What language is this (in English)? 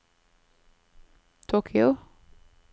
Norwegian